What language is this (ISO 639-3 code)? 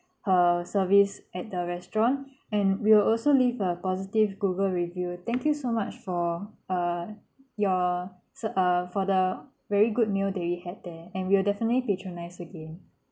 eng